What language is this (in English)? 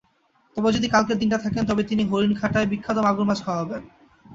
Bangla